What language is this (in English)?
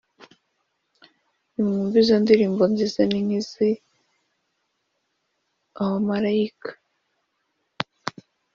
Kinyarwanda